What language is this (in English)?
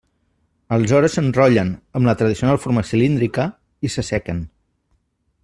Catalan